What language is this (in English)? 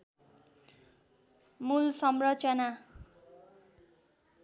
Nepali